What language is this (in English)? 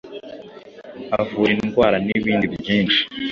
Kinyarwanda